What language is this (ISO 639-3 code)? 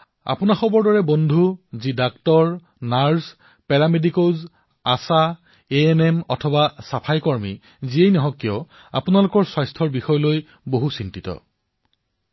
asm